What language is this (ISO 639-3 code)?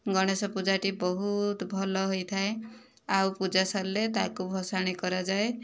ori